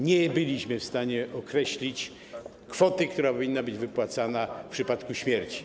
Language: Polish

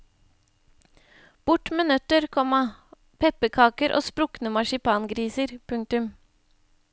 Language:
Norwegian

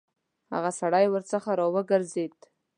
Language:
Pashto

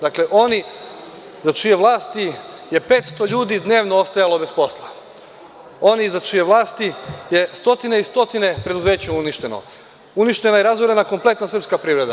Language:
Serbian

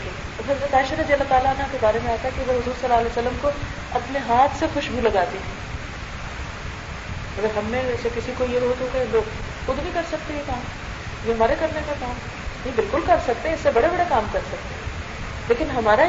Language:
Urdu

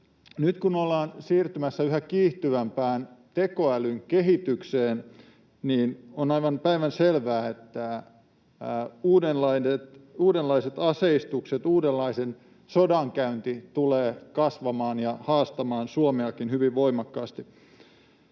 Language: Finnish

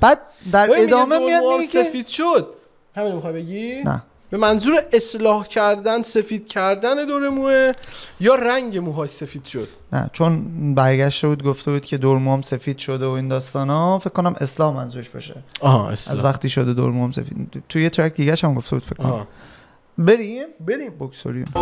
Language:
Persian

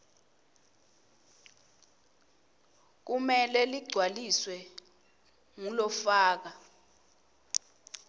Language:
Swati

